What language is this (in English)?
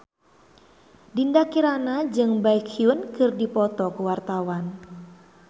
Sundanese